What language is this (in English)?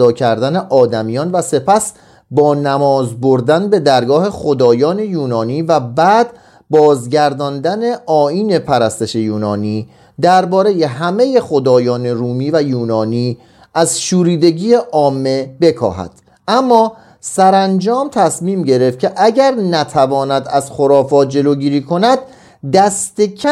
Persian